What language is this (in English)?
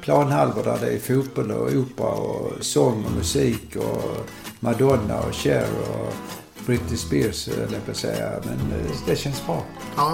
Swedish